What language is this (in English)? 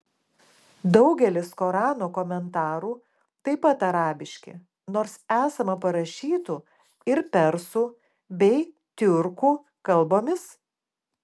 Lithuanian